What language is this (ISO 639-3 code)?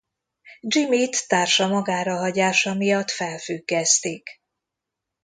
hun